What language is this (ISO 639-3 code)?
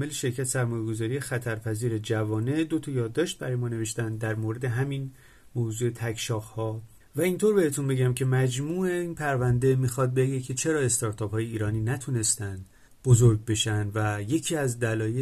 fas